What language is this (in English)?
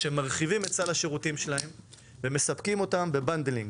Hebrew